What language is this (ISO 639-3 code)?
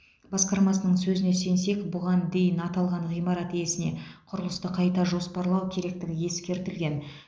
kaz